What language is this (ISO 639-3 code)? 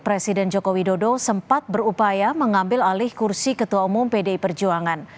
ind